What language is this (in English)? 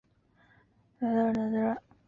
Chinese